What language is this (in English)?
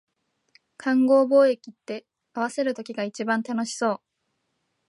Japanese